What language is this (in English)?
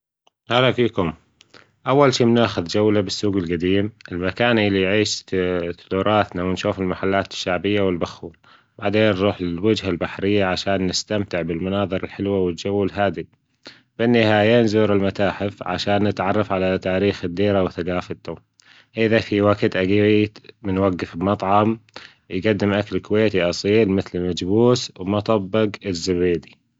Gulf Arabic